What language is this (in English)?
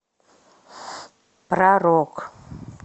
Russian